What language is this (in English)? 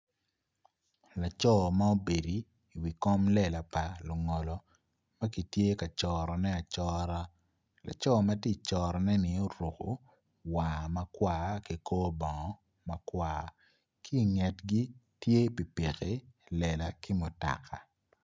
Acoli